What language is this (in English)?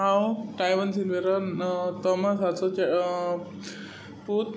Konkani